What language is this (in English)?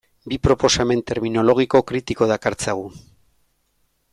Basque